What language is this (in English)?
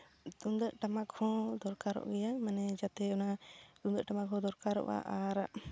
Santali